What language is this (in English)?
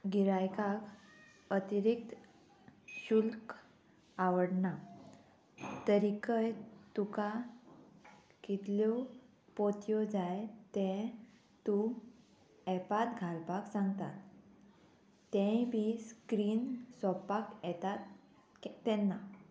Konkani